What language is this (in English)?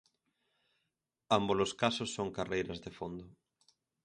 Galician